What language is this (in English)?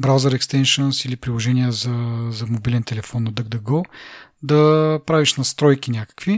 Bulgarian